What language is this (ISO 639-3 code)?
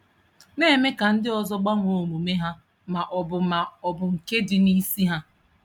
ibo